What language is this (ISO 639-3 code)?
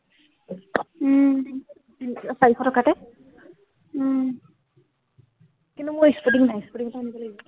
asm